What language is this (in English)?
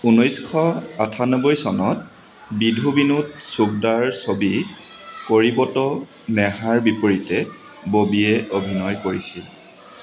Assamese